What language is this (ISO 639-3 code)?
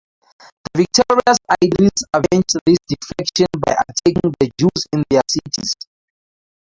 eng